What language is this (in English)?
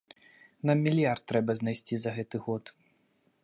Belarusian